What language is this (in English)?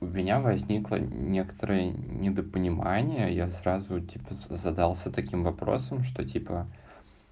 Russian